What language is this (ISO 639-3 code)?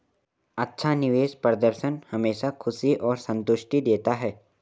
hin